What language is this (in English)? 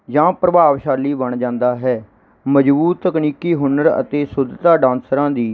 Punjabi